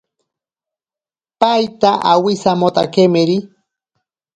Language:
Ashéninka Perené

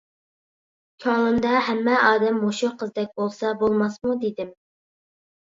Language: Uyghur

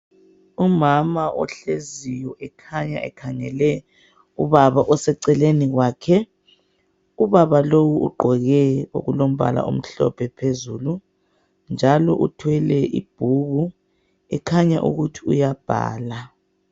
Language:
North Ndebele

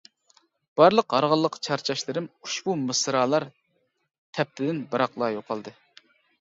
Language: Uyghur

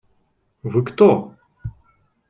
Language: Russian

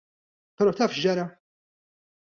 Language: Maltese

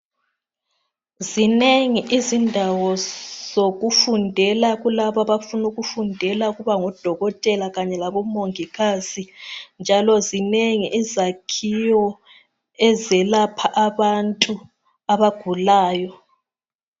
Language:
North Ndebele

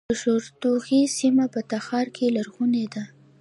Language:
Pashto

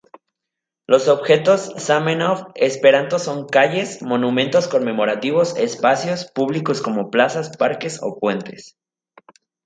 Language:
Spanish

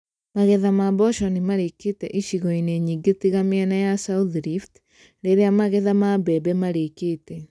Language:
Kikuyu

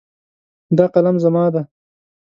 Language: Pashto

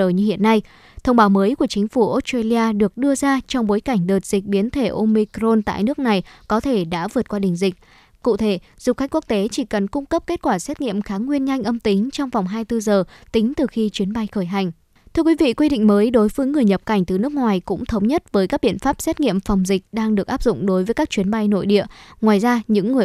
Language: Vietnamese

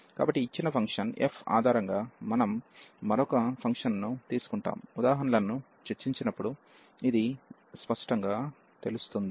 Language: Telugu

